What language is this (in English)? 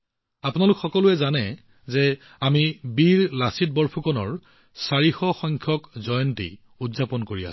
Assamese